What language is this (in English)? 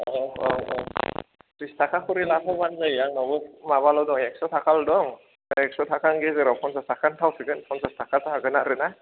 Bodo